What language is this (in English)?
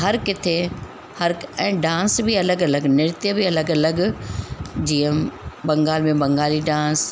Sindhi